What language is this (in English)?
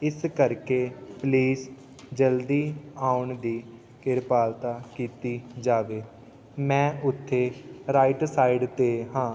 Punjabi